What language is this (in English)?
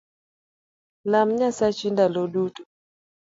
Luo (Kenya and Tanzania)